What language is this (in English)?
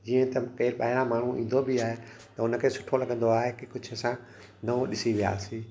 Sindhi